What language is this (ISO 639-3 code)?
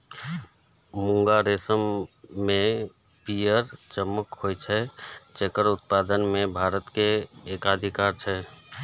mai